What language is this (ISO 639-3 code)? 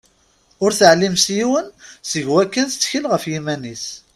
kab